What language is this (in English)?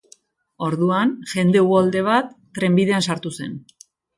Basque